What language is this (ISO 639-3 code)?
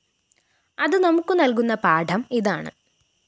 mal